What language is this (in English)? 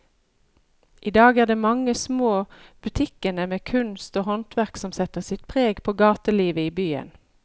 Norwegian